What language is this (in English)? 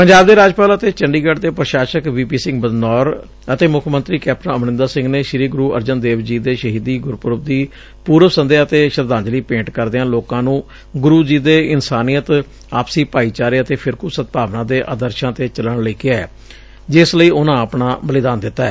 Punjabi